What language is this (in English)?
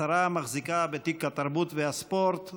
Hebrew